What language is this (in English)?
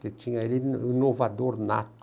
Portuguese